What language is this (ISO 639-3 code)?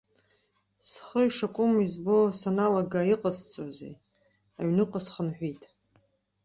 abk